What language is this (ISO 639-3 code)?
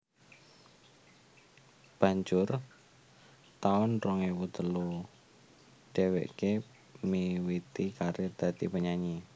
jav